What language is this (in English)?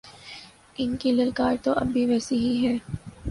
Urdu